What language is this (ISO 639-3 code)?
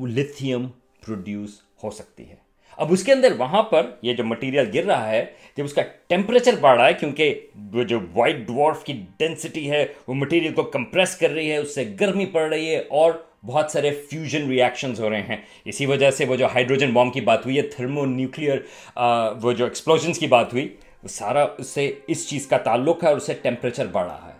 urd